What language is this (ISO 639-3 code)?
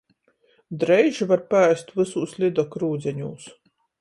ltg